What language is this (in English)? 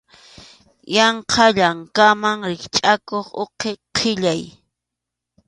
Arequipa-La Unión Quechua